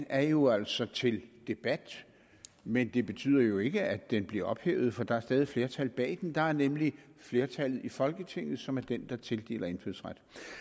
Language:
Danish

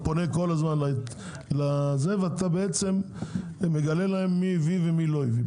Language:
Hebrew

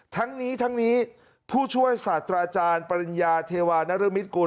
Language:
Thai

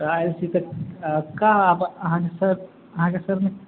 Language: Maithili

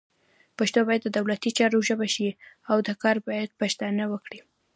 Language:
Pashto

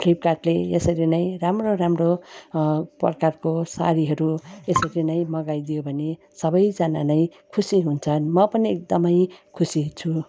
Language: Nepali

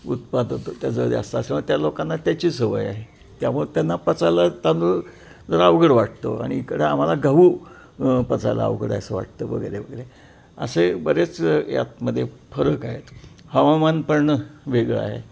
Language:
Marathi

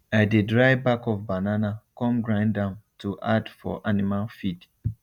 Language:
Nigerian Pidgin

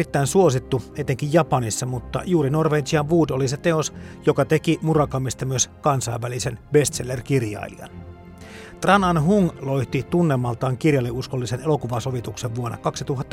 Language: Finnish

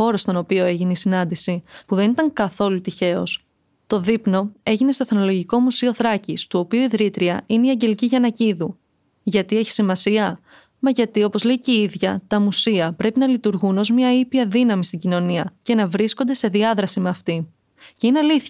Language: Greek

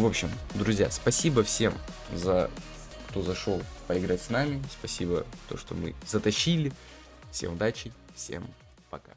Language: Russian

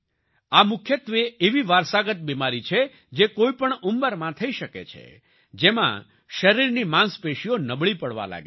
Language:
Gujarati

